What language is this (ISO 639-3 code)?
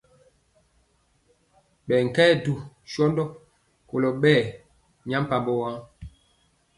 mcx